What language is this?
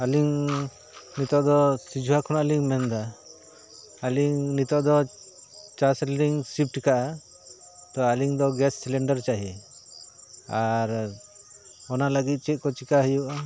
Santali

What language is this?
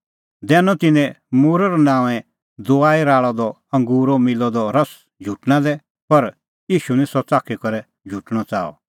Kullu Pahari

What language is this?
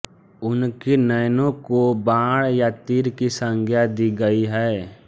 Hindi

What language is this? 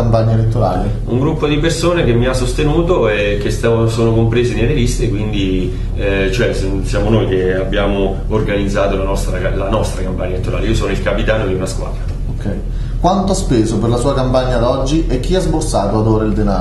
Italian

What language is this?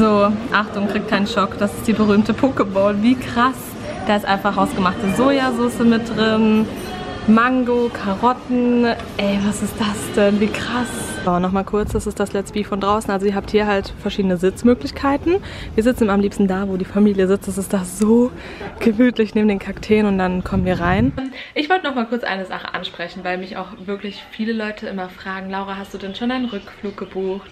German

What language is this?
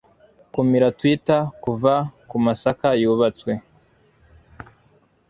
Kinyarwanda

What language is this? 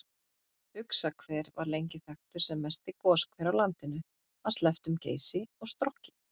Icelandic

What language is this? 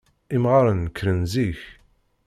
Kabyle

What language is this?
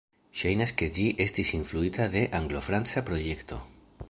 Esperanto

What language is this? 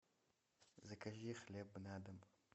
Russian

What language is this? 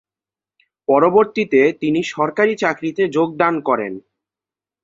Bangla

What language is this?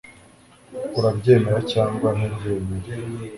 Kinyarwanda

